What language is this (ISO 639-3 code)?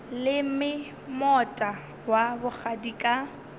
nso